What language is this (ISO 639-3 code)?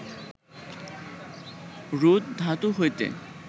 ben